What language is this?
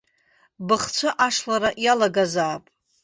Abkhazian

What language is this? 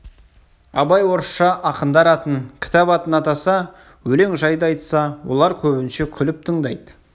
Kazakh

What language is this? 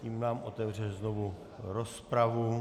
Czech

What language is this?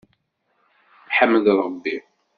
Kabyle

